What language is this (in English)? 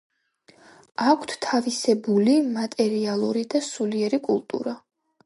Georgian